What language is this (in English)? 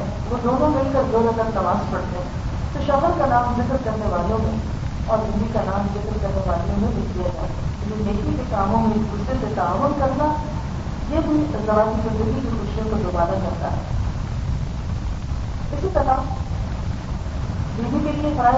Urdu